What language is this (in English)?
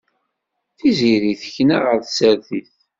Kabyle